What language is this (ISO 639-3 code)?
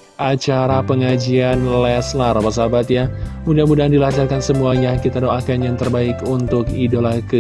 ind